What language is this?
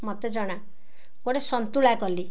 Odia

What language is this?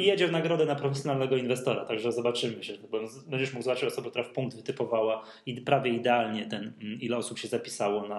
Polish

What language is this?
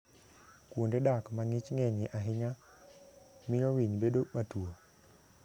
Luo (Kenya and Tanzania)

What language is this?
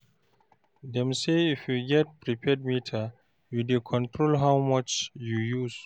Nigerian Pidgin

